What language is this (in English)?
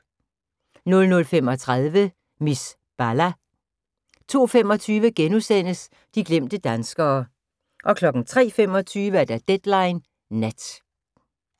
Danish